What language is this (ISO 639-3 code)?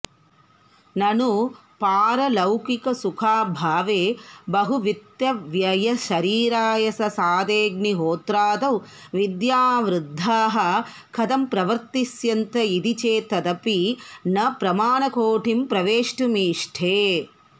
san